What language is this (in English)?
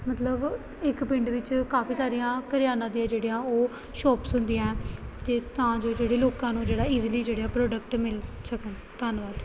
Punjabi